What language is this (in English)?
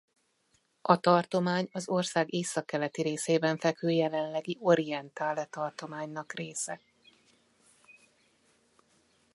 Hungarian